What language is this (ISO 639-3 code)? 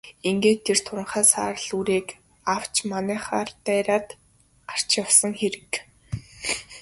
mon